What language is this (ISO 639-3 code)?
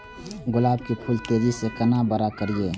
mai